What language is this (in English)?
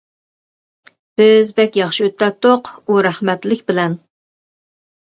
Uyghur